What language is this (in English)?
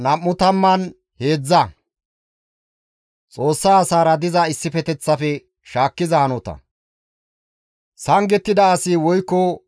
Gamo